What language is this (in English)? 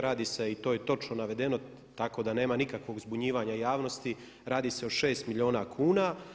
Croatian